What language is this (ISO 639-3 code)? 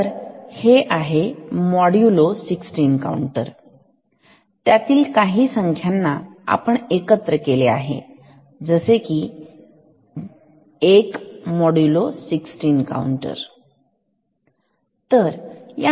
mar